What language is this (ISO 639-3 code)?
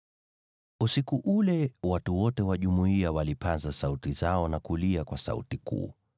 swa